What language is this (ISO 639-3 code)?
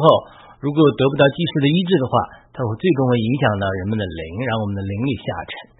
zho